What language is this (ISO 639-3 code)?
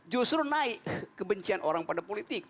ind